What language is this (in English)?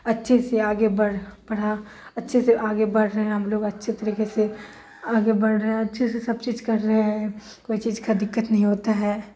Urdu